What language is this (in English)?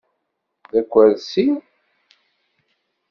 Kabyle